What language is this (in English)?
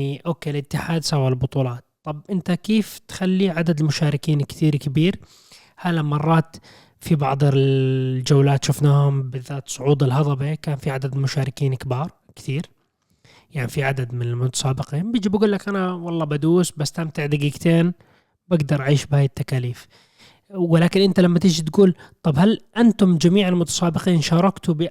Arabic